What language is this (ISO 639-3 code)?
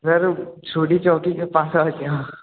hin